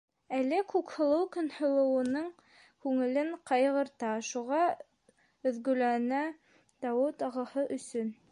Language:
Bashkir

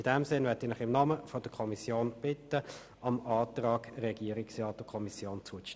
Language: Swiss German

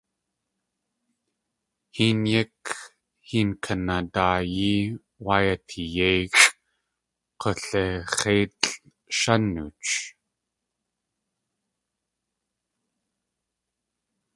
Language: Tlingit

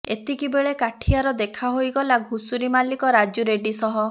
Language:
Odia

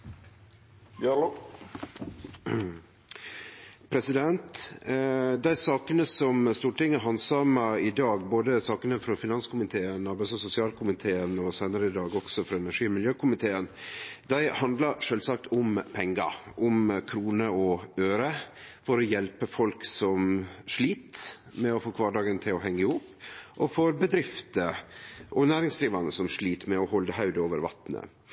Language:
Norwegian Nynorsk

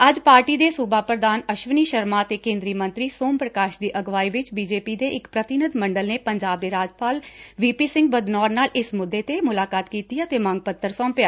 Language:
Punjabi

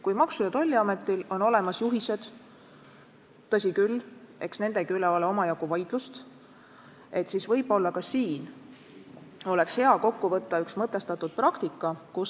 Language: Estonian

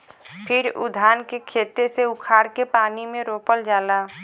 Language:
Bhojpuri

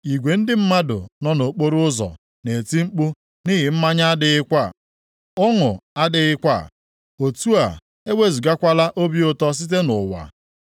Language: Igbo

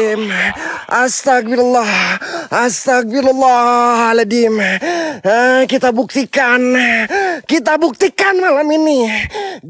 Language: Indonesian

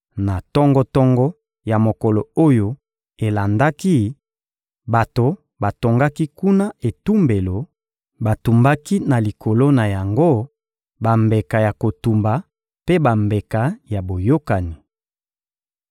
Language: Lingala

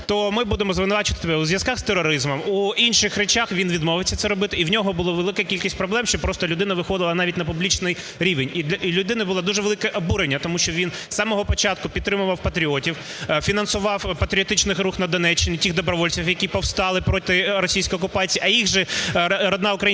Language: Ukrainian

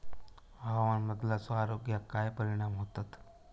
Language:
Marathi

